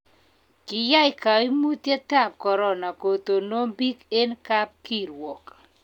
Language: Kalenjin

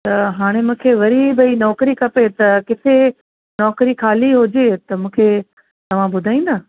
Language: Sindhi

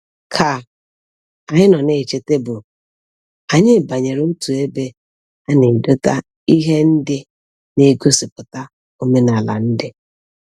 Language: Igbo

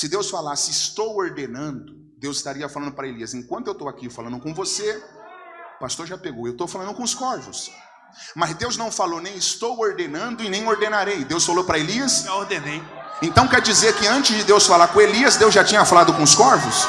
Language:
Portuguese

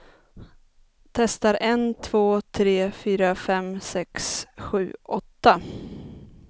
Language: Swedish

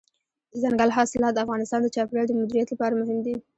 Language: Pashto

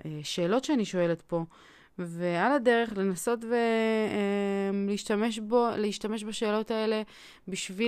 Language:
Hebrew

